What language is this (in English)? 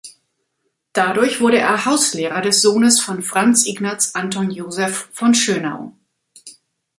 German